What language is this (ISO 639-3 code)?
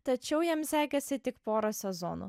lit